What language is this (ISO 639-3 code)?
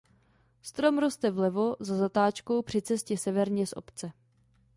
ces